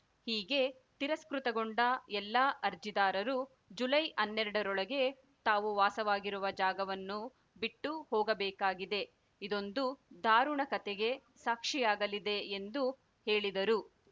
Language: Kannada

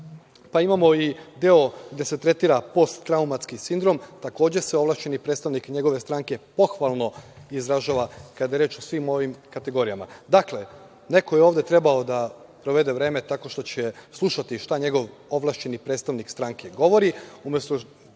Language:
Serbian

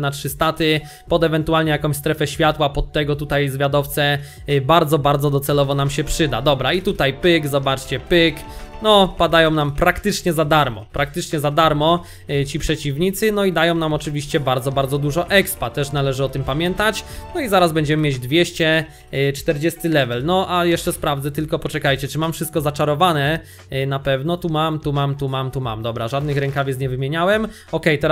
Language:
Polish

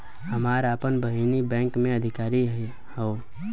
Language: Bhojpuri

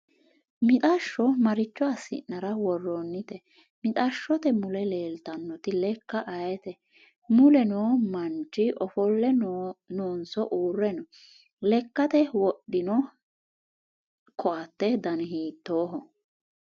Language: Sidamo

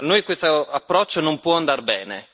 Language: Italian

